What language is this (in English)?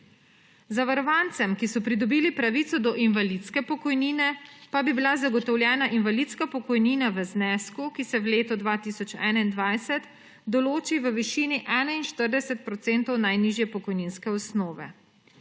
Slovenian